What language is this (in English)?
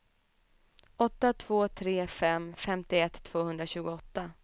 Swedish